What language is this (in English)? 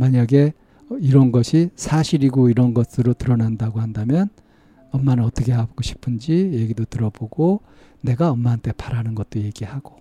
Korean